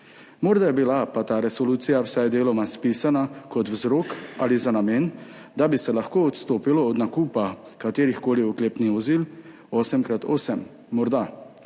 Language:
Slovenian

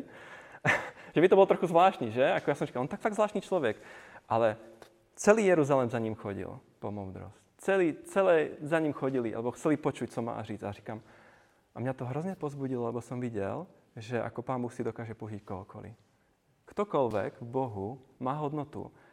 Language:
Czech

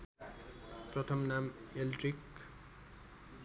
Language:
Nepali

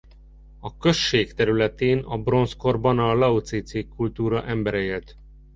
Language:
Hungarian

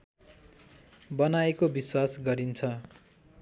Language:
Nepali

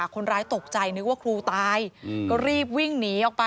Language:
Thai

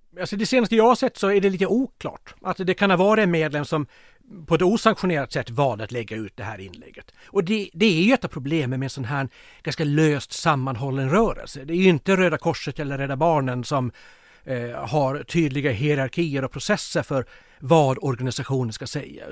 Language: Swedish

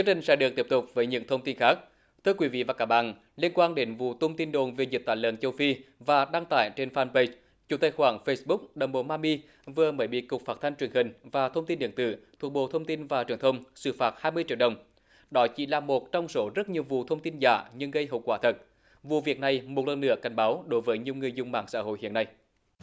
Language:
Vietnamese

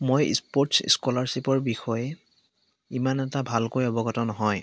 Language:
Assamese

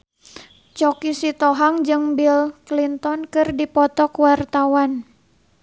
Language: Sundanese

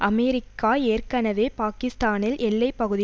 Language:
Tamil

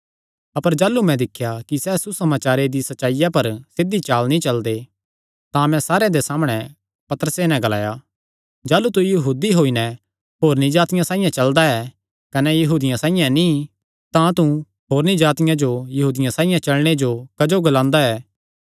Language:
Kangri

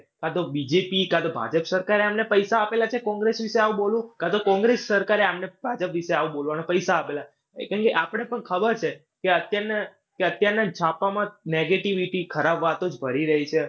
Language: Gujarati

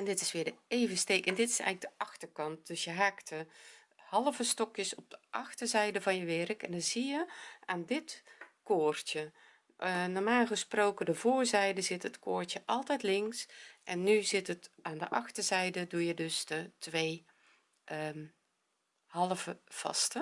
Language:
Dutch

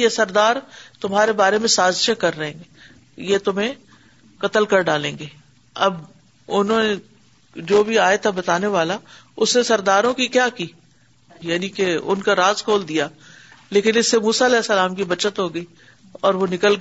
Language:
Urdu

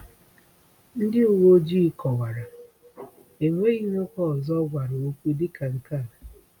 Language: Igbo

